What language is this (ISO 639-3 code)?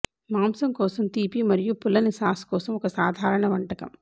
tel